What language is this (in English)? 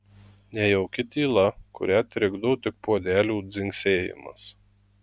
Lithuanian